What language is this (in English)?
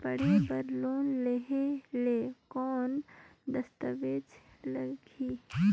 Chhattisgarhi